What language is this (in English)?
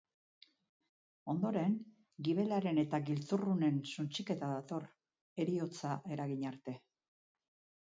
Basque